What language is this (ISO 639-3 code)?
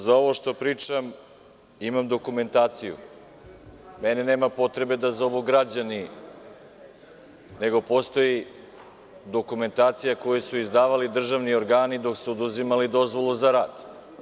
srp